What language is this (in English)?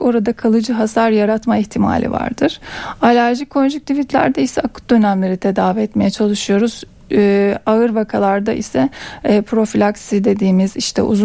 Turkish